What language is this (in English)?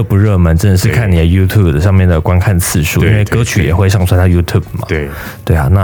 Chinese